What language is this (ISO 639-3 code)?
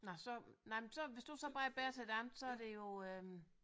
dan